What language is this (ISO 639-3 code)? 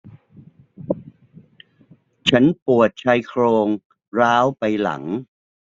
tha